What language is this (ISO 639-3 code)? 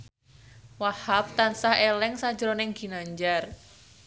jav